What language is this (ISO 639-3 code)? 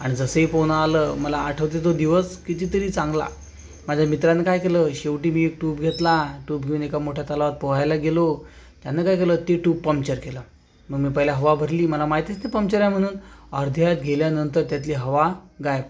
mar